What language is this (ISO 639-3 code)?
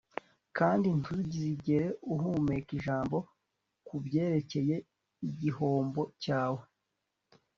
kin